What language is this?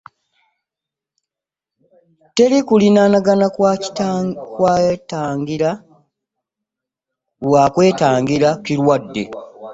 Ganda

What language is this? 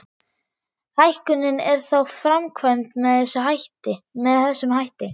Icelandic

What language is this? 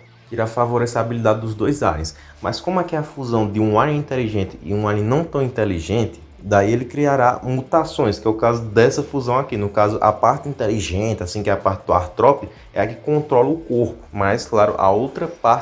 Portuguese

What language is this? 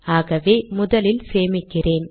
Tamil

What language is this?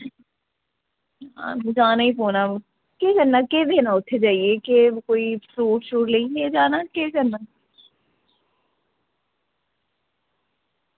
Dogri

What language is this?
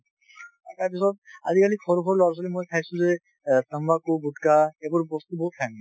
Assamese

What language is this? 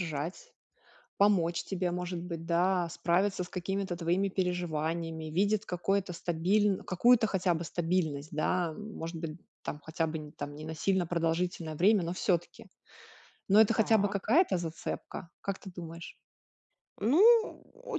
Russian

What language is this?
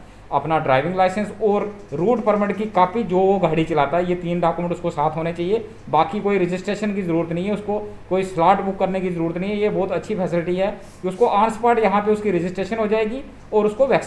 Hindi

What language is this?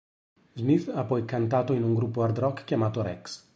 Italian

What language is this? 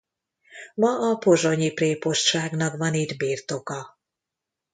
Hungarian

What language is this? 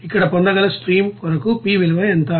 Telugu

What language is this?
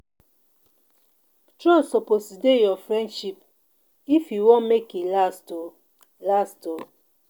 Nigerian Pidgin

